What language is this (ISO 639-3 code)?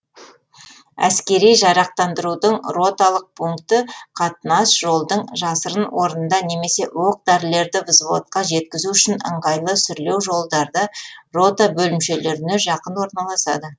kaz